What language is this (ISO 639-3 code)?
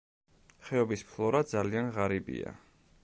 kat